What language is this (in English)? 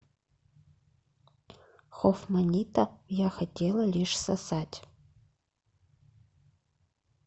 Russian